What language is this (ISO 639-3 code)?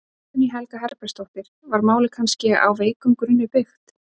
isl